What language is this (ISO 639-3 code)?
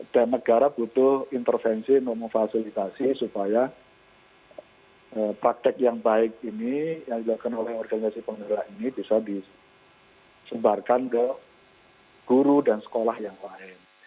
ind